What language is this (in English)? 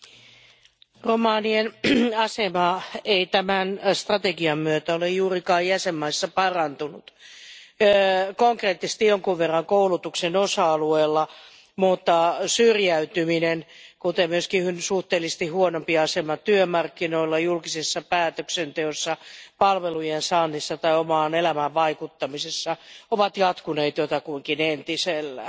Finnish